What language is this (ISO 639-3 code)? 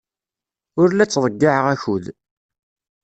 kab